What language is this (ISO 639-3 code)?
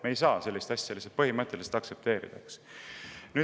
est